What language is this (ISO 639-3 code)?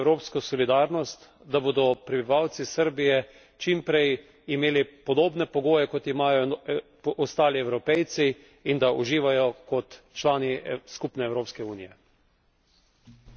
slv